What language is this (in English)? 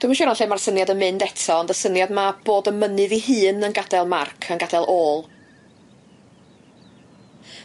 Welsh